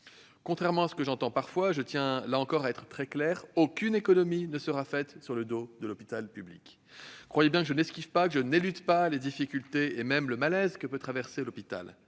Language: French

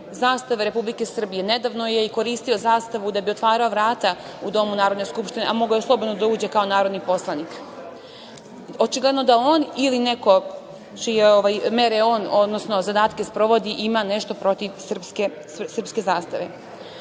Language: Serbian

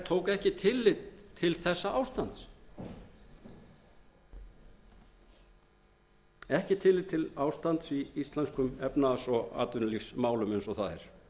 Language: Icelandic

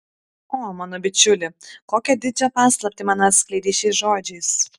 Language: Lithuanian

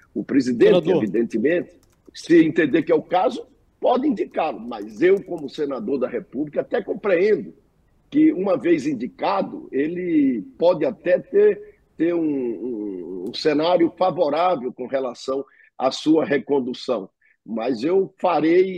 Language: Portuguese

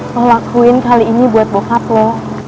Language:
Indonesian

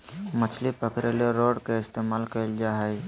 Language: Magahi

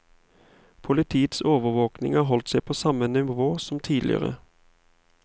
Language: Norwegian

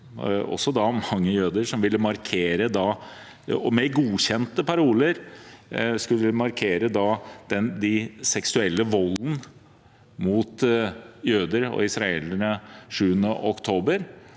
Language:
Norwegian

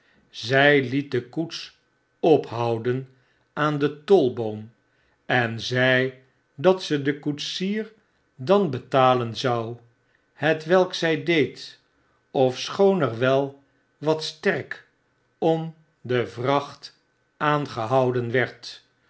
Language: Dutch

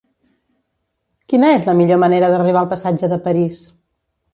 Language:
Catalan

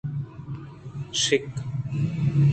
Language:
Eastern Balochi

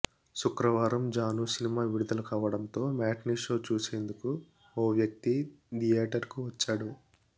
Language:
Telugu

